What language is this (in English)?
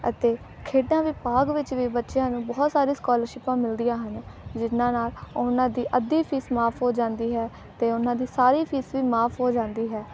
Punjabi